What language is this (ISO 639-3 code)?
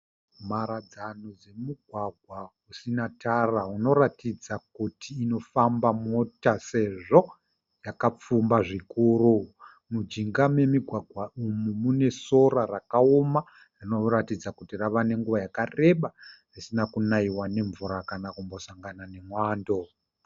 sna